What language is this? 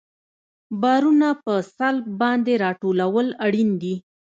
Pashto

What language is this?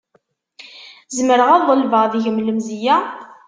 Kabyle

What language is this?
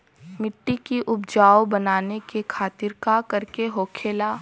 Bhojpuri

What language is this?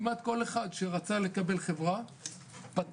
Hebrew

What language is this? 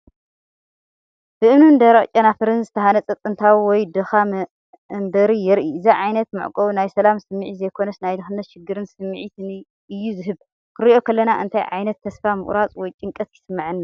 Tigrinya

